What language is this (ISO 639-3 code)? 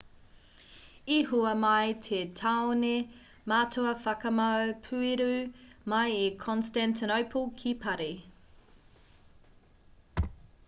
mri